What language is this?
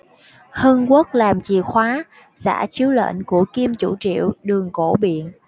Vietnamese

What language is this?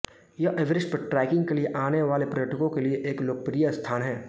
Hindi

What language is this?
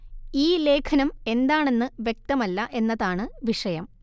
Malayalam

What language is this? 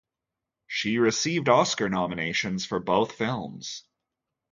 English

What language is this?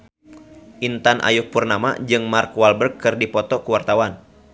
Sundanese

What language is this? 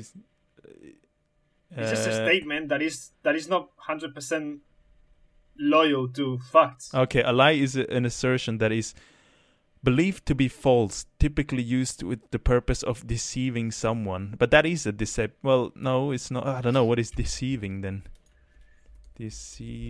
English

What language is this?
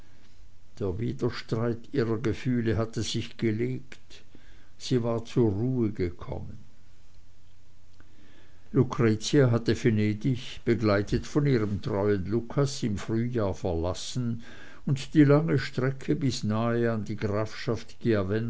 German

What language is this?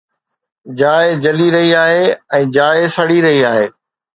Sindhi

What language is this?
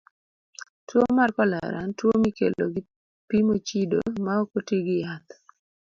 Luo (Kenya and Tanzania)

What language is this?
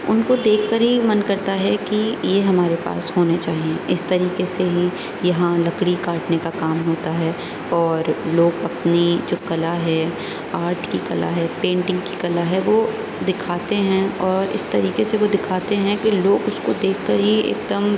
Urdu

